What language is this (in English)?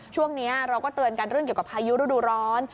Thai